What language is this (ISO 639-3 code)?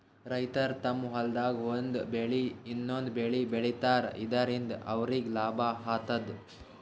kan